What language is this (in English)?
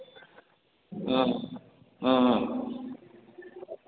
Maithili